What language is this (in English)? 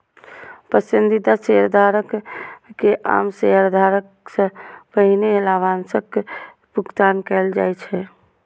Maithili